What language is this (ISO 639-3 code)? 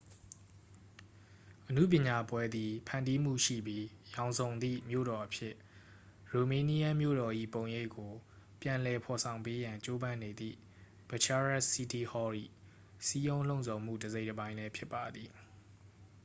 mya